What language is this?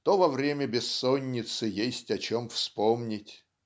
Russian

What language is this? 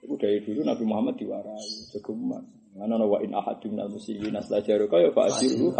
Indonesian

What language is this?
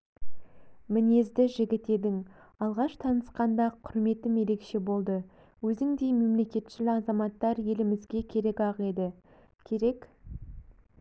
Kazakh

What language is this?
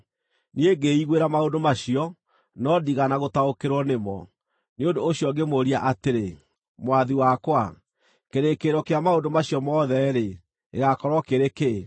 Kikuyu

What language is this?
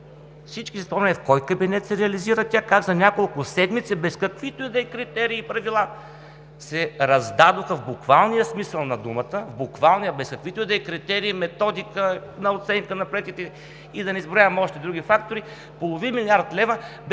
Bulgarian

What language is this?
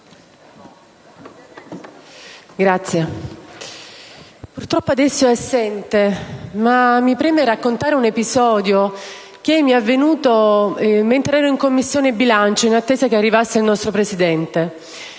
Italian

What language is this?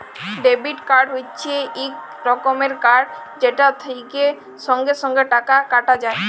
Bangla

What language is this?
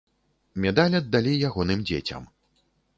Belarusian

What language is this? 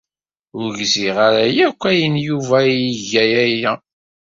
Kabyle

